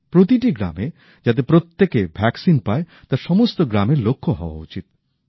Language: Bangla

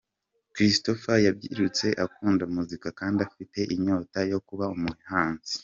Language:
Kinyarwanda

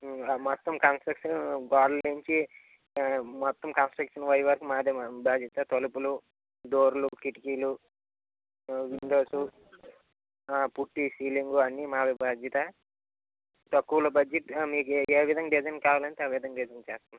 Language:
Telugu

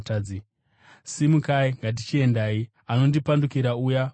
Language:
Shona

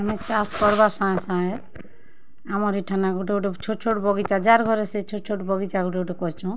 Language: Odia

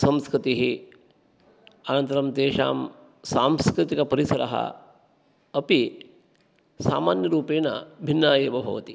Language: Sanskrit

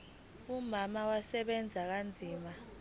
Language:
Zulu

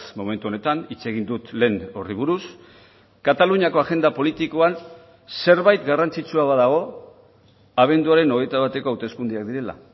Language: Basque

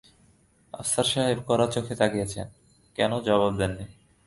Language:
Bangla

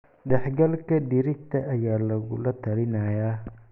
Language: Somali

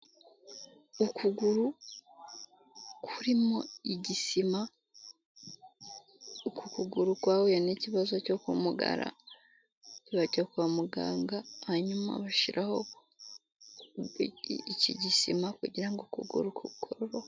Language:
Kinyarwanda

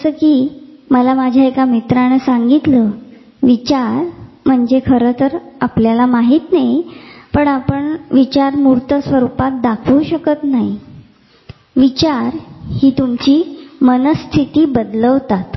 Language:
Marathi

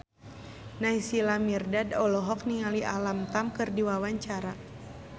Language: Sundanese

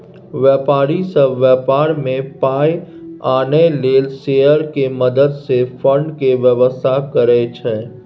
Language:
Maithili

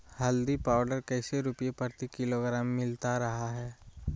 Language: Magahi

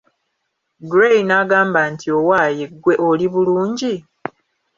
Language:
Ganda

